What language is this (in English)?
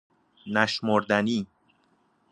Persian